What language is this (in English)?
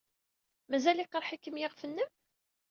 Kabyle